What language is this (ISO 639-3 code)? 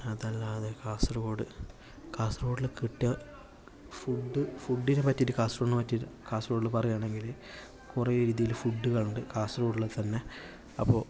mal